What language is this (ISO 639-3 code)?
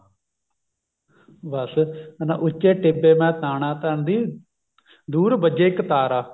pan